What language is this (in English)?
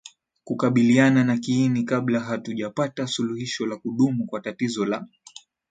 Swahili